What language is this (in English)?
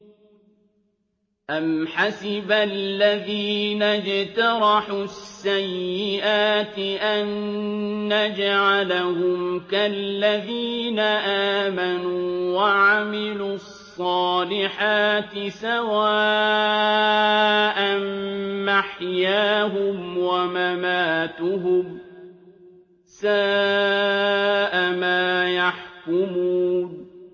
Arabic